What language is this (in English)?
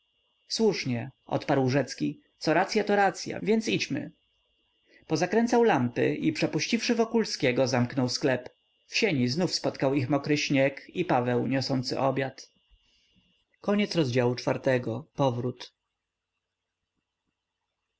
Polish